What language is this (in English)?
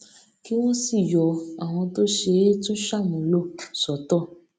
Yoruba